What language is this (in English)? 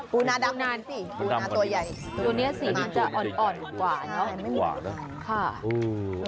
Thai